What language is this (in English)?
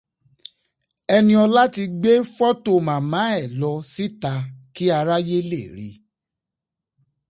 Yoruba